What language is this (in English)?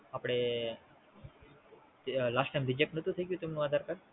Gujarati